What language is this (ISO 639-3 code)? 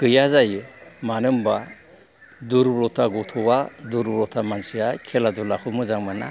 brx